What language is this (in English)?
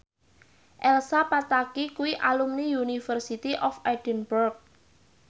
Javanese